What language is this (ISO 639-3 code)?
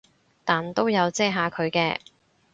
yue